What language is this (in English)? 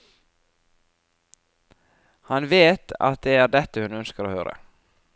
Norwegian